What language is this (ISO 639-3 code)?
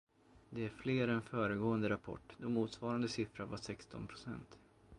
swe